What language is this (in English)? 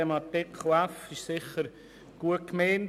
Swiss German